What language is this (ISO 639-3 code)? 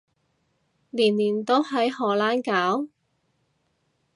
yue